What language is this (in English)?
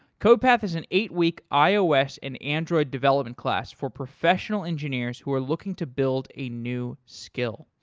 English